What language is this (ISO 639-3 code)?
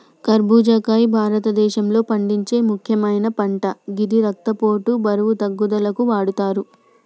tel